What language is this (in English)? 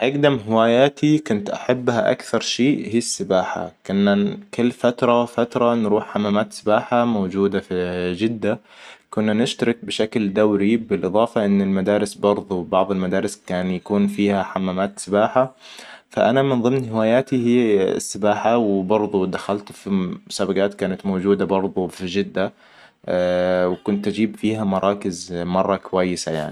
Hijazi Arabic